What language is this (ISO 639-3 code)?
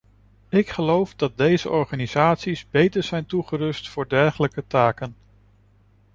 nld